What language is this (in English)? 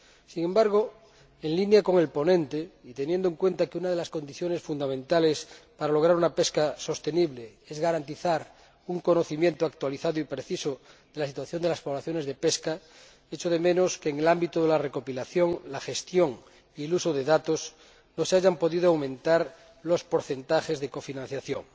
Spanish